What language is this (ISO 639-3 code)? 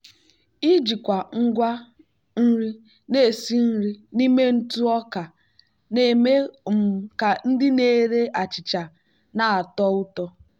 ibo